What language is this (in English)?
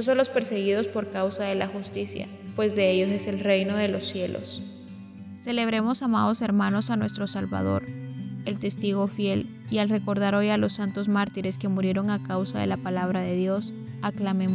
Spanish